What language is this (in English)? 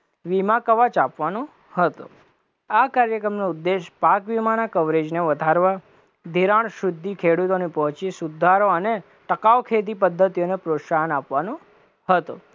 Gujarati